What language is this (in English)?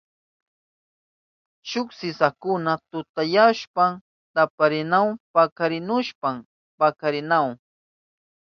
Southern Pastaza Quechua